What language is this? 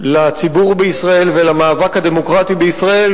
Hebrew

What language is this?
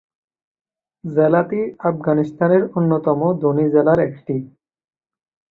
Bangla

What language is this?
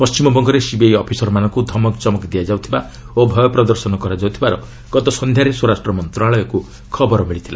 Odia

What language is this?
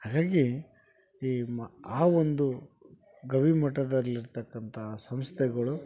Kannada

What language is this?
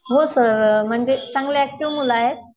Marathi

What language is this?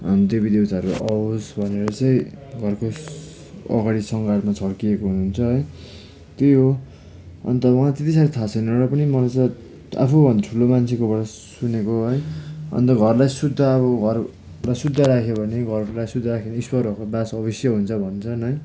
Nepali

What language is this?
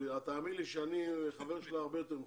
Hebrew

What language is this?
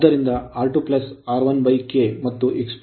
Kannada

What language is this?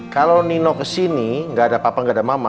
Indonesian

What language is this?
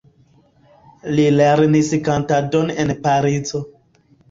Esperanto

